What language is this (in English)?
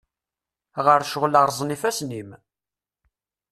Kabyle